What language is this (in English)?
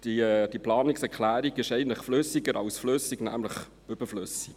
Swiss German